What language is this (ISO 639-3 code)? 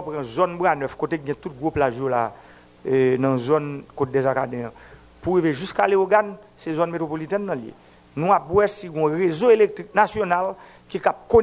fra